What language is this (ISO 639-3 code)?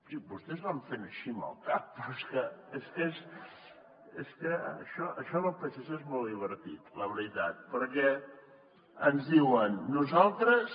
cat